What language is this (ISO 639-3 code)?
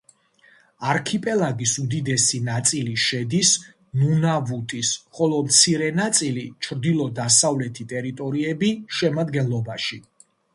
kat